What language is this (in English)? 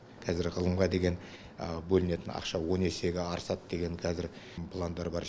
Kazakh